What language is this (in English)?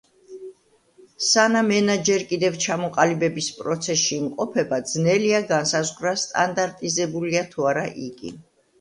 Georgian